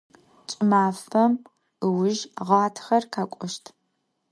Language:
Adyghe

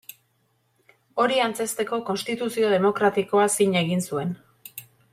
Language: Basque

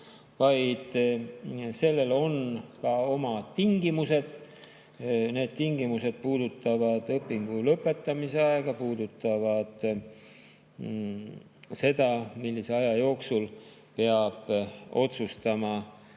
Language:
Estonian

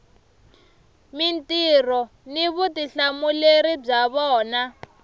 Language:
Tsonga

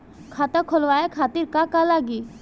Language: Bhojpuri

